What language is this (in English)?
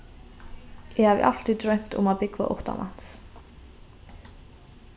Faroese